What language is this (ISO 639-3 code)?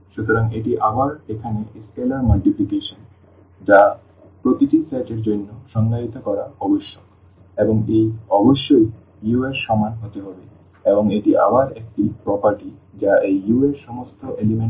ben